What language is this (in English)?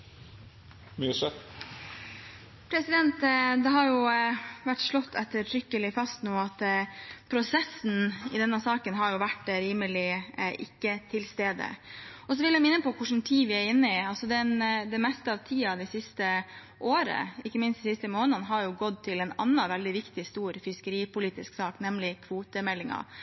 Norwegian Bokmål